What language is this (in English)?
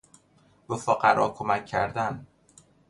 Persian